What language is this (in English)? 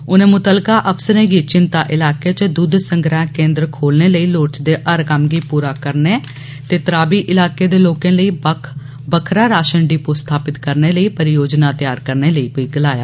Dogri